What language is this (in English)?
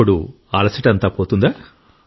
Telugu